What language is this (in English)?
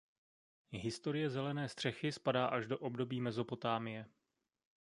Czech